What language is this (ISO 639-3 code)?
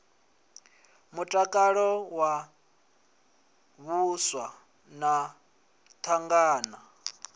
ven